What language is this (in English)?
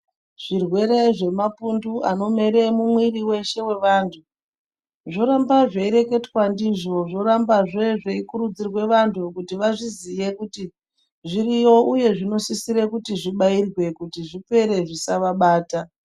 Ndau